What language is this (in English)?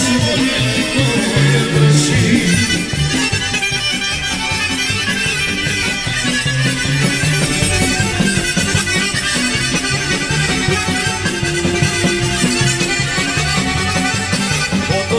Romanian